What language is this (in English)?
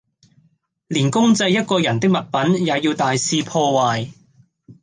Cantonese